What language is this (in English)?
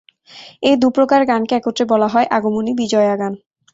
Bangla